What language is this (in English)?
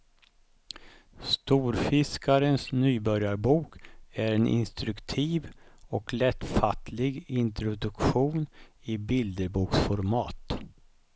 Swedish